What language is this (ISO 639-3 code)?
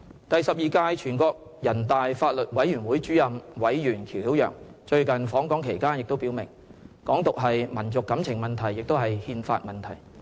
yue